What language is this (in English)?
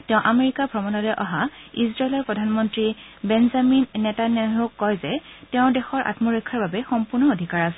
Assamese